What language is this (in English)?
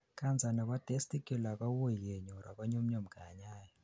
Kalenjin